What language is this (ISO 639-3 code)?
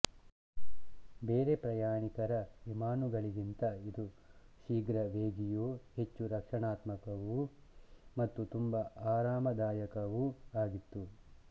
kan